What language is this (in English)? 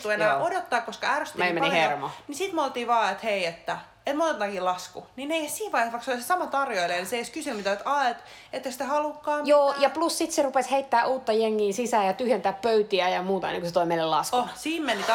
Finnish